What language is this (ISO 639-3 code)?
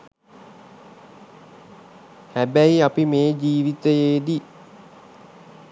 sin